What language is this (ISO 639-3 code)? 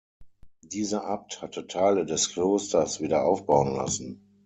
deu